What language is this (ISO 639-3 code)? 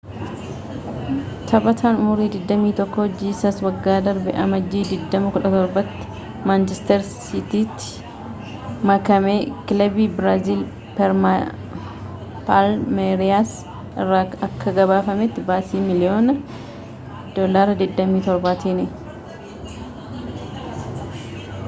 orm